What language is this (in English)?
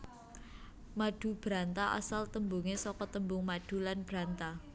Javanese